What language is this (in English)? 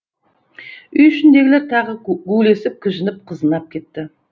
Kazakh